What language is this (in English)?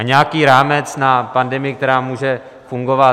Czech